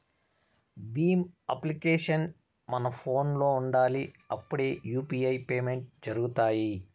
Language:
Telugu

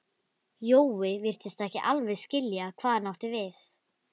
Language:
Icelandic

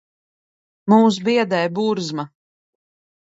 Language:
Latvian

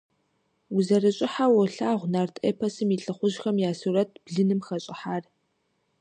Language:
Kabardian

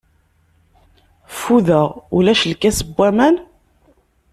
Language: Kabyle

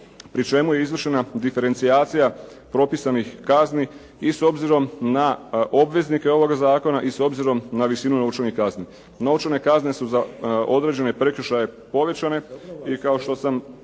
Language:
Croatian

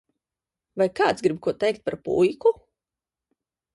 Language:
Latvian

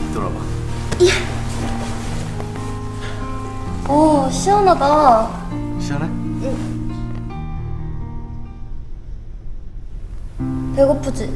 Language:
Korean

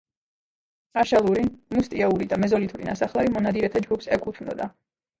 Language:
Georgian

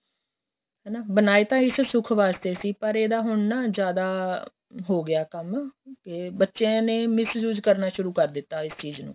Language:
Punjabi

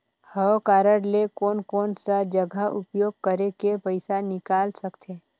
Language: Chhattisgarhi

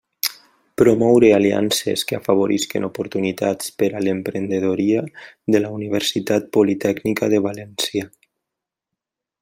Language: Catalan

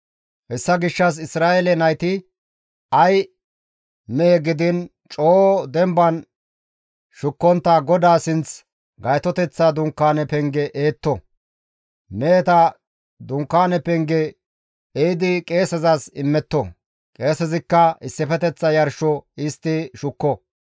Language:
Gamo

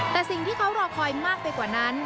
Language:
Thai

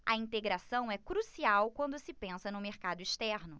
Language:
Portuguese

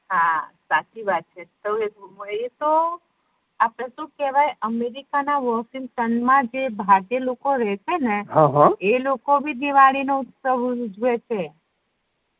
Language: Gujarati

